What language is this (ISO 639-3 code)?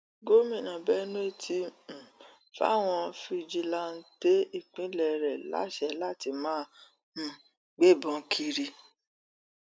yor